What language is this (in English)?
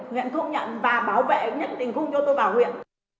Vietnamese